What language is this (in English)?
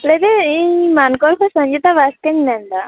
Santali